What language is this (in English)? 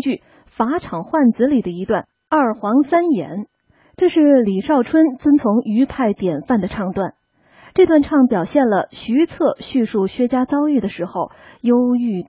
Chinese